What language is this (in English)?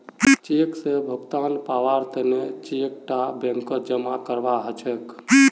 Magahi